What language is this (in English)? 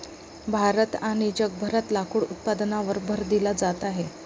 Marathi